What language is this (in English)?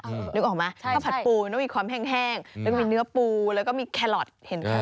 Thai